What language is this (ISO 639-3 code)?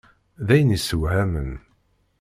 kab